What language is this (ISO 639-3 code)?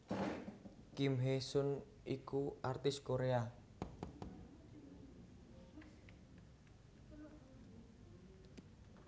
jav